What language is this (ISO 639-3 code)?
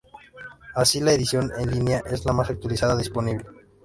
spa